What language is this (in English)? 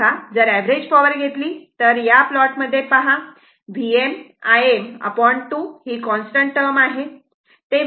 Marathi